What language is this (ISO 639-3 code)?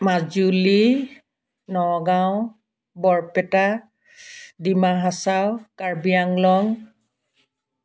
asm